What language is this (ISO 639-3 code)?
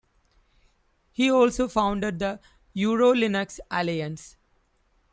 eng